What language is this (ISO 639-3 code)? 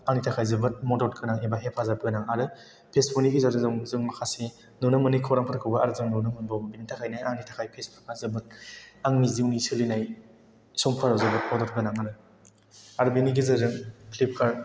brx